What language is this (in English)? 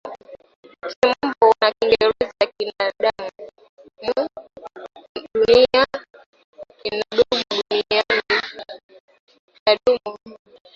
Swahili